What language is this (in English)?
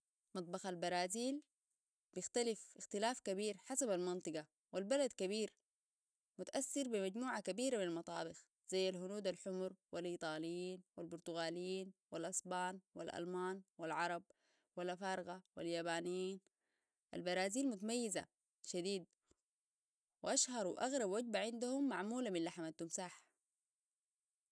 Sudanese Arabic